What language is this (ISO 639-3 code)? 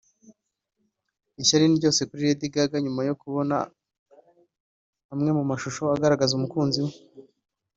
kin